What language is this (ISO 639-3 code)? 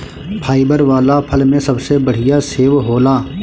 bho